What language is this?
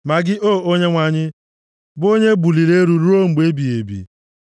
Igbo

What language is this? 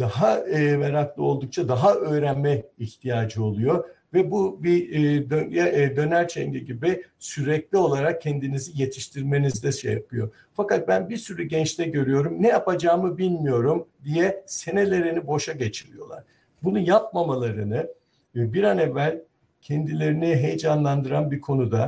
Turkish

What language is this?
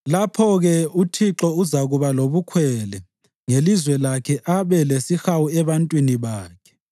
North Ndebele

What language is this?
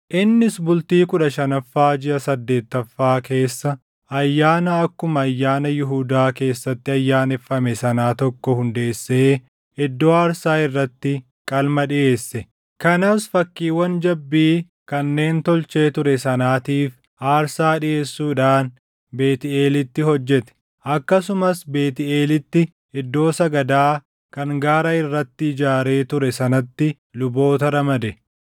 Oromo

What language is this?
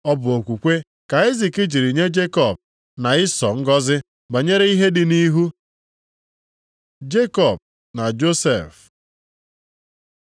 Igbo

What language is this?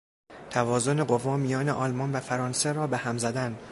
Persian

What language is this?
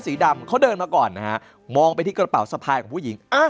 Thai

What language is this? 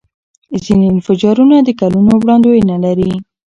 Pashto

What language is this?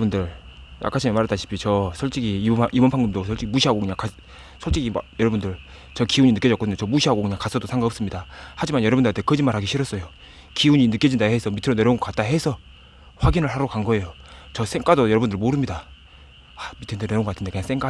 Korean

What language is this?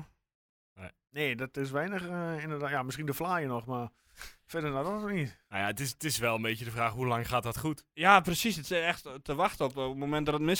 Dutch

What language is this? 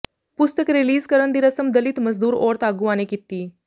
Punjabi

